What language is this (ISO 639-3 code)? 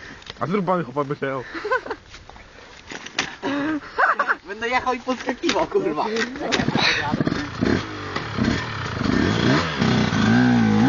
pol